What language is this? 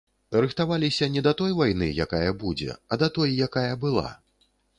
Belarusian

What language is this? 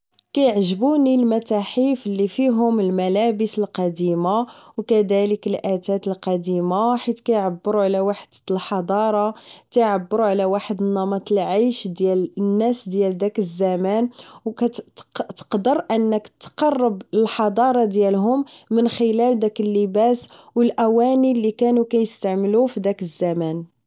Moroccan Arabic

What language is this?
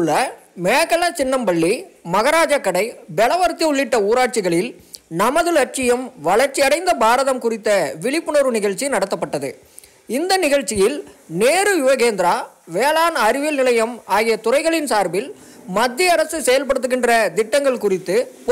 Bulgarian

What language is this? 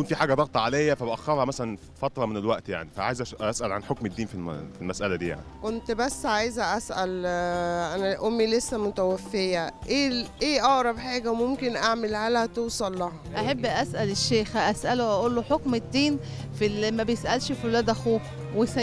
Arabic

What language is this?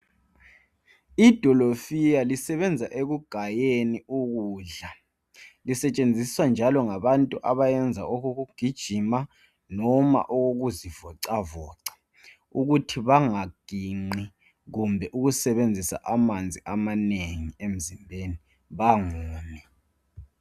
North Ndebele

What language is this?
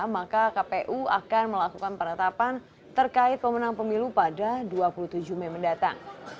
Indonesian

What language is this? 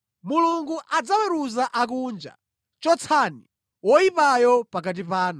Nyanja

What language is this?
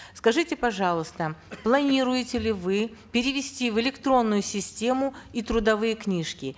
Kazakh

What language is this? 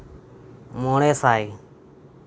Santali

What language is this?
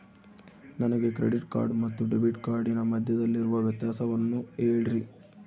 Kannada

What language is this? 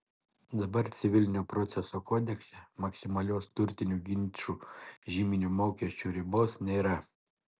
Lithuanian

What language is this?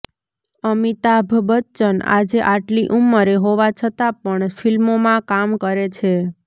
Gujarati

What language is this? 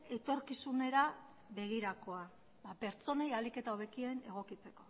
Basque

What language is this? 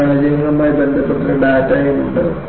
Malayalam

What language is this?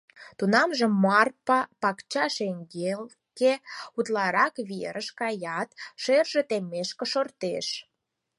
Mari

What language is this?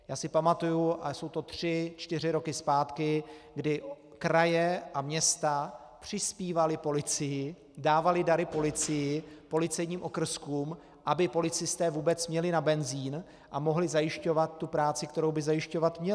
Czech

